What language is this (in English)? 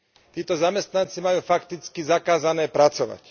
Slovak